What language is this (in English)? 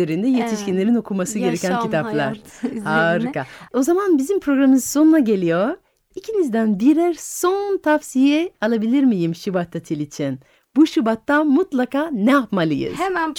Turkish